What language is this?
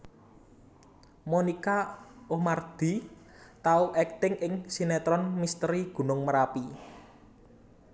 Javanese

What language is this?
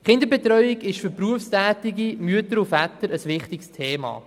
Swiss German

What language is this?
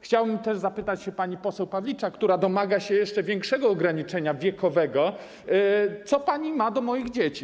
Polish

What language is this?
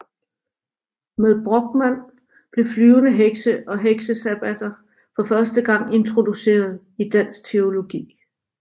Danish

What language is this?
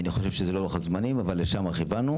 Hebrew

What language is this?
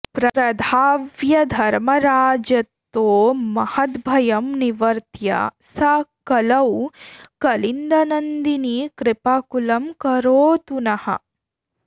Sanskrit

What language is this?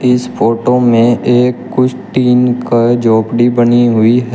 Hindi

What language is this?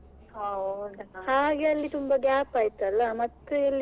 Kannada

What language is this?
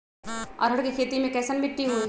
Magahi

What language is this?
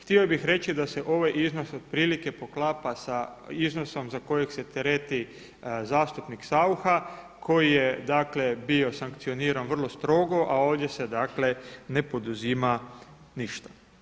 Croatian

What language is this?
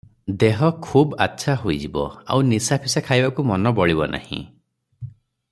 Odia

